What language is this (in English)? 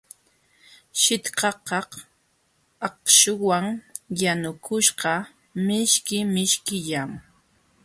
Jauja Wanca Quechua